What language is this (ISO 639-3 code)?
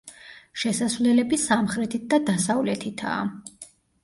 kat